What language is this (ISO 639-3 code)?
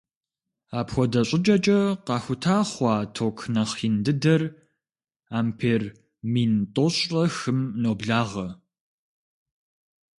kbd